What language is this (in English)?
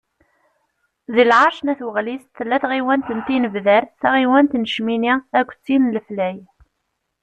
Kabyle